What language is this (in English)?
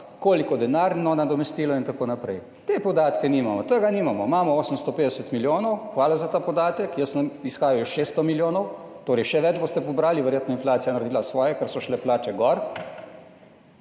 Slovenian